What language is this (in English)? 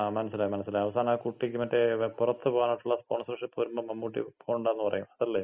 Malayalam